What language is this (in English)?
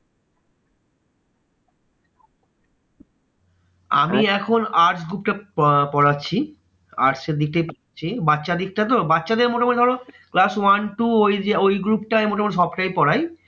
Bangla